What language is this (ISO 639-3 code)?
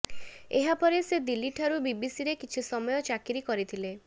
ori